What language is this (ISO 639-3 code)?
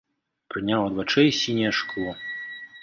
bel